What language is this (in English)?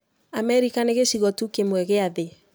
Kikuyu